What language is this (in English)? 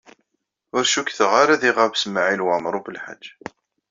Kabyle